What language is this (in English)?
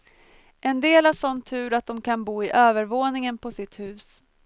Swedish